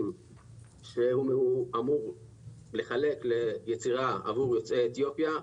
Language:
Hebrew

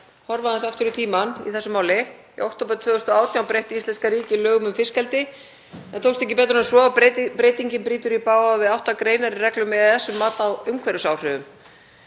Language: Icelandic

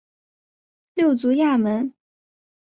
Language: Chinese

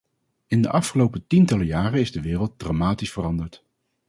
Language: Dutch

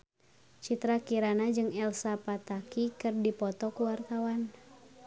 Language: Sundanese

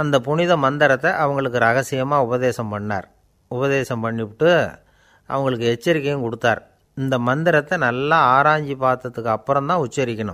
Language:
Romanian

